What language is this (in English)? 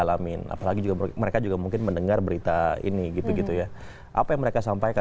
Indonesian